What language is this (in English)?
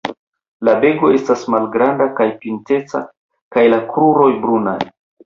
Esperanto